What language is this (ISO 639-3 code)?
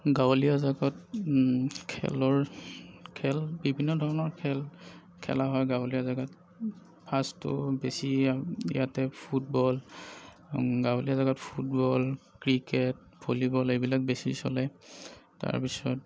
asm